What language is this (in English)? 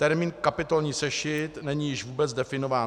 Czech